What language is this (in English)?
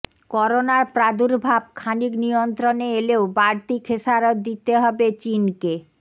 Bangla